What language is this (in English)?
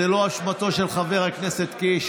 Hebrew